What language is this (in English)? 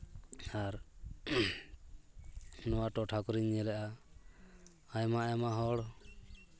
Santali